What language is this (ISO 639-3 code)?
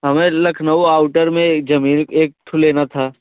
hin